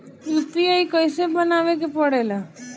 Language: Bhojpuri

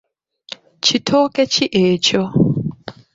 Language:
Ganda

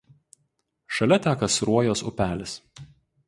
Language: Lithuanian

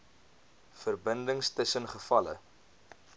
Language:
Afrikaans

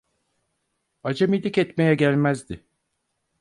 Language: Turkish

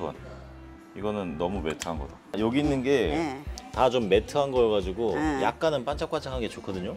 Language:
Korean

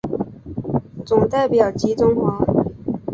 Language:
Chinese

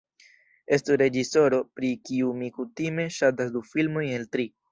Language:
Esperanto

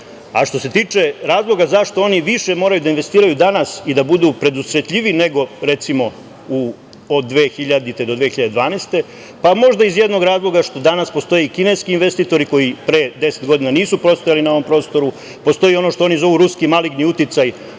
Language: Serbian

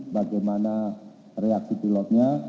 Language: Indonesian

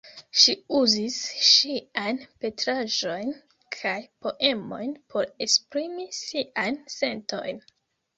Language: Esperanto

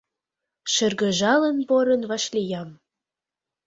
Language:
Mari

